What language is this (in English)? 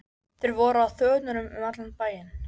Icelandic